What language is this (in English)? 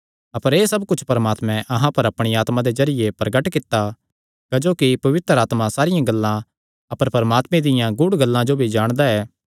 Kangri